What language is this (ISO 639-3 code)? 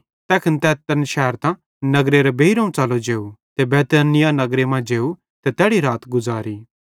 bhd